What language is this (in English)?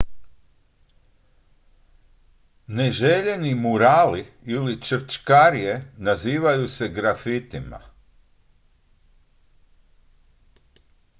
Croatian